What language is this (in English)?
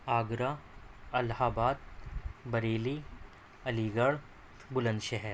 Urdu